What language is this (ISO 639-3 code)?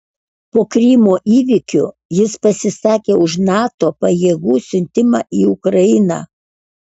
lit